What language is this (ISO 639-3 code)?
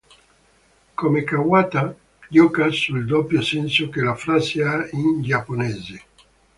ita